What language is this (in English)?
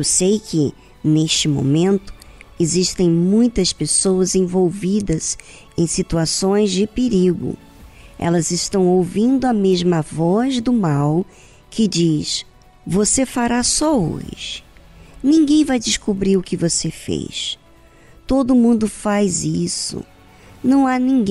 Portuguese